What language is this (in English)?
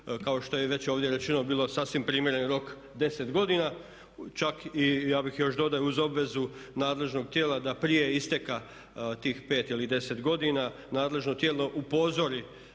Croatian